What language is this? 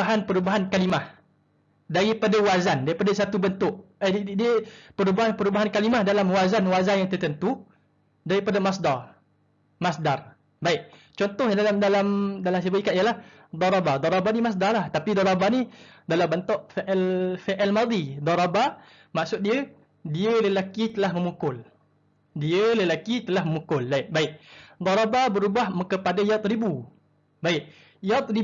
Malay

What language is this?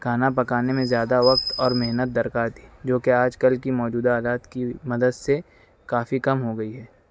Urdu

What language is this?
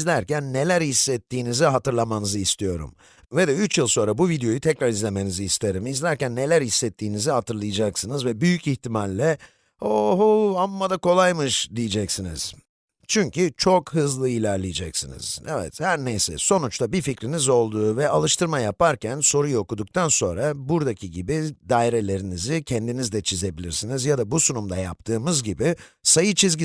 Turkish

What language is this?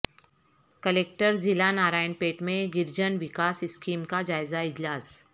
Urdu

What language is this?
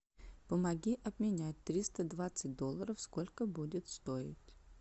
Russian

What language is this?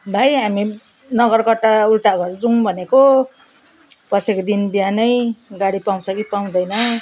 Nepali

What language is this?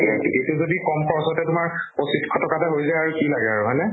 Assamese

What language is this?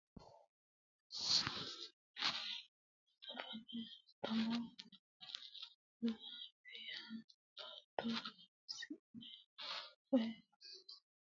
Sidamo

